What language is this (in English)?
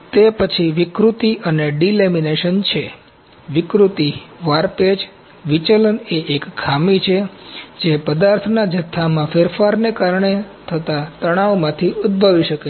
Gujarati